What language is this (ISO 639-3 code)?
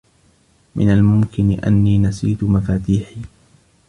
ara